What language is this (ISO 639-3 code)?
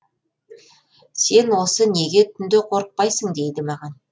kaz